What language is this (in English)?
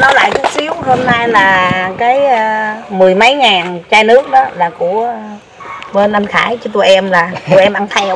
Vietnamese